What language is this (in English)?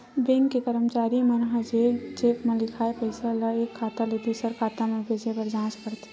Chhattisgarhi